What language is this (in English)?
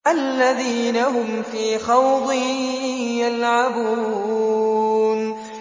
Arabic